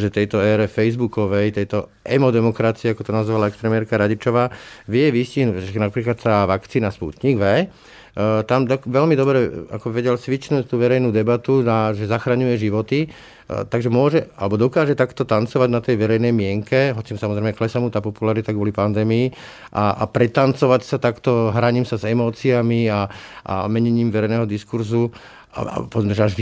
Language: Slovak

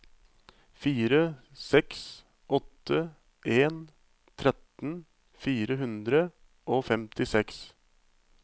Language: Norwegian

